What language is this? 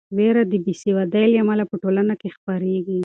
Pashto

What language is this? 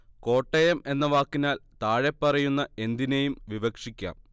Malayalam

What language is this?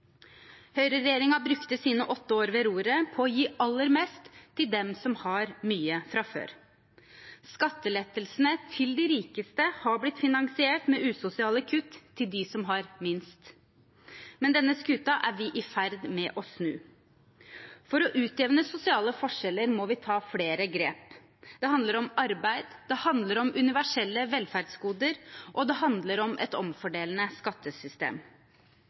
Norwegian Bokmål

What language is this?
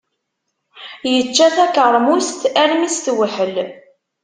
Kabyle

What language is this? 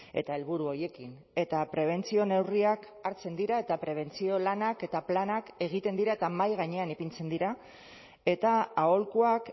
Basque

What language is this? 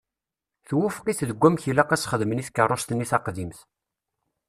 Kabyle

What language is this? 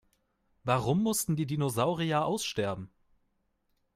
German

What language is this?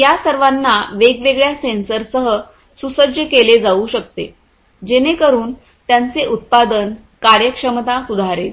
Marathi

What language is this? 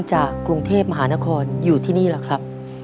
Thai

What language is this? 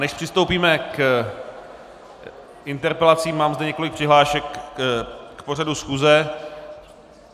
Czech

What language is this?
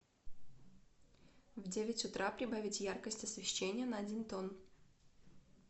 Russian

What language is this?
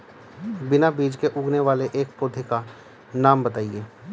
Hindi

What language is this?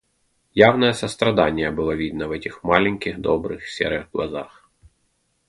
Russian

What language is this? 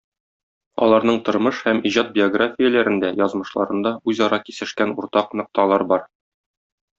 Tatar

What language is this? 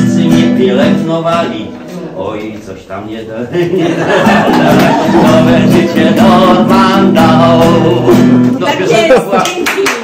Polish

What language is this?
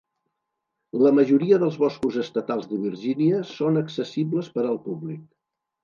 Catalan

